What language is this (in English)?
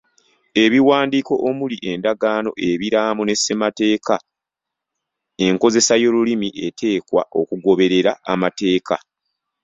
Ganda